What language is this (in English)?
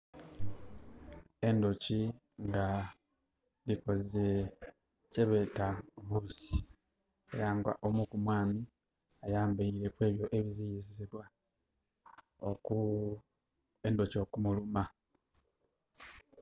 Soga